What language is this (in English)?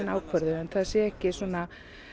Icelandic